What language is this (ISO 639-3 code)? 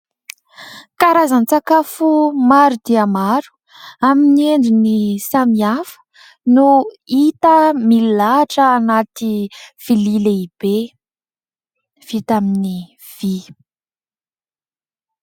mlg